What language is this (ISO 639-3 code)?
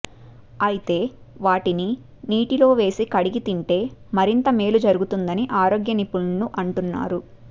tel